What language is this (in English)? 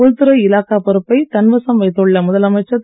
Tamil